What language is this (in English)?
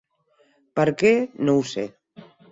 Catalan